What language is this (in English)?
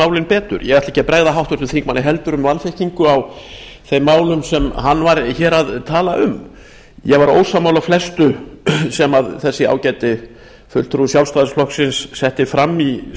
Icelandic